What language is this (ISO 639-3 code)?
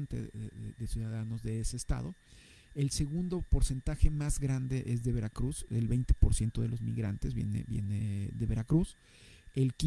spa